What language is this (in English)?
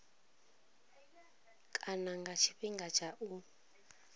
Venda